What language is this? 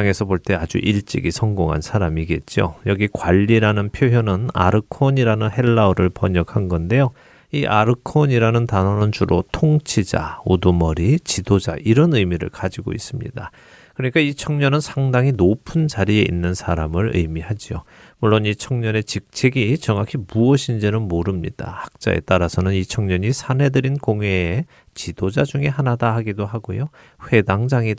Korean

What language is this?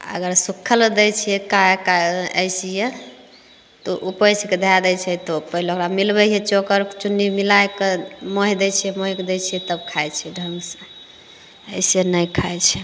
Maithili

